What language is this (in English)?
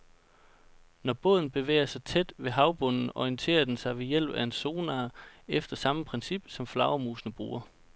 Danish